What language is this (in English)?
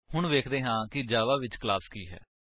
Punjabi